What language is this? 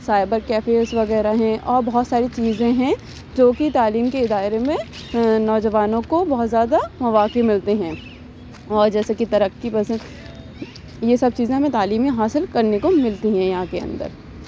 Urdu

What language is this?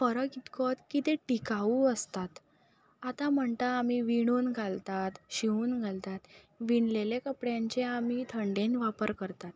Konkani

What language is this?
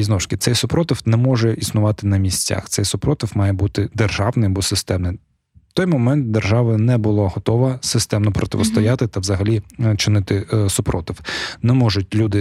Ukrainian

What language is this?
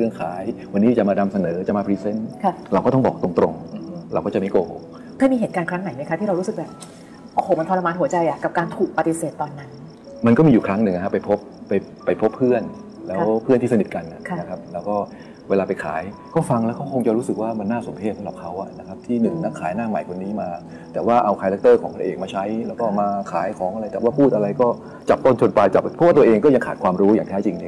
Thai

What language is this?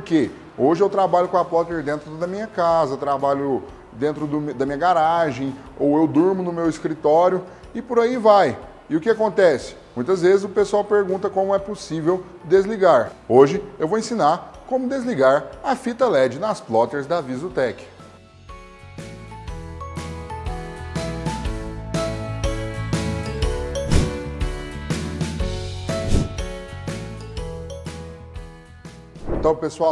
Portuguese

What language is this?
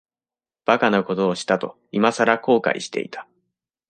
Japanese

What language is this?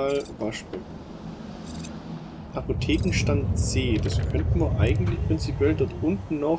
German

